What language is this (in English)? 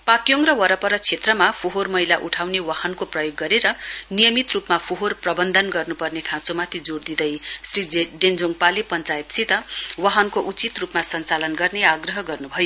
Nepali